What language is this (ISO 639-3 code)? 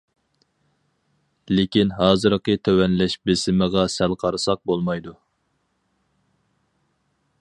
uig